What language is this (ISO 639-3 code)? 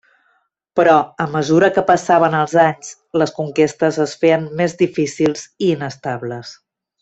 cat